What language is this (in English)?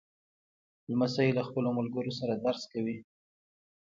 Pashto